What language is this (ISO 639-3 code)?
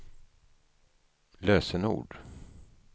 swe